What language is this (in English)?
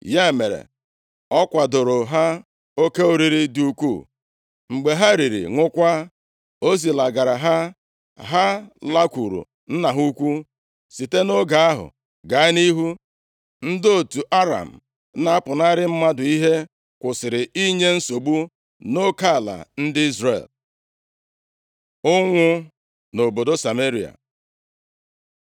Igbo